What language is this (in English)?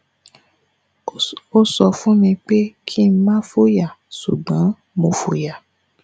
Yoruba